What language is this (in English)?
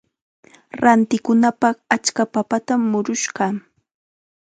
Chiquián Ancash Quechua